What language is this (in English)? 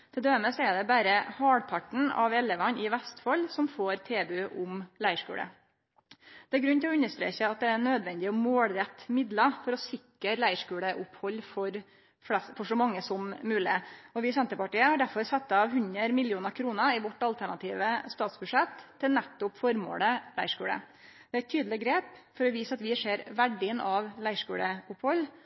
Norwegian Nynorsk